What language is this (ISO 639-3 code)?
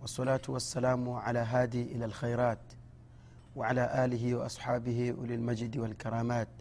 swa